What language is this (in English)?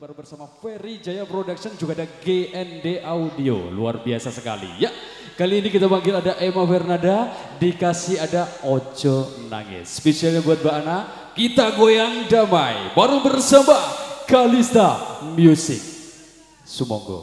Indonesian